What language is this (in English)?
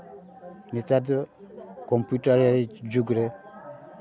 Santali